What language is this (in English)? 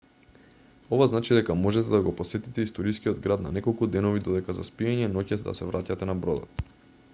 Macedonian